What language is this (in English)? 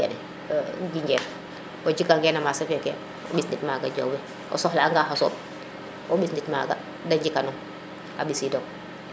Serer